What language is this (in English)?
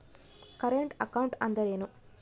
Kannada